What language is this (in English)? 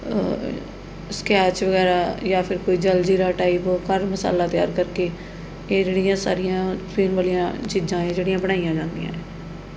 Punjabi